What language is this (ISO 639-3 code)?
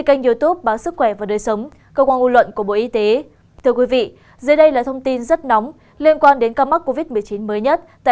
vie